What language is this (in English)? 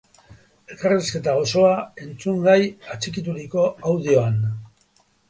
Basque